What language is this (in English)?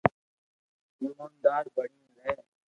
Loarki